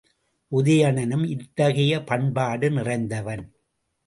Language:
Tamil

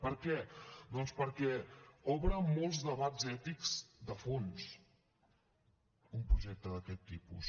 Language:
Catalan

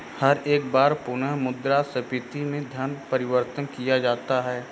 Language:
Hindi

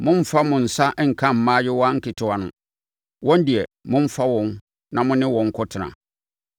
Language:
Akan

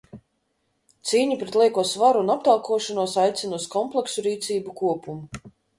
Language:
Latvian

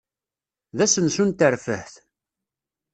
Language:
Kabyle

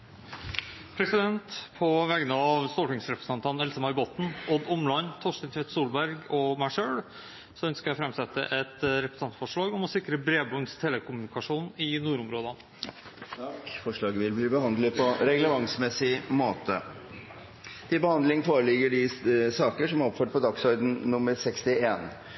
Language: Norwegian Bokmål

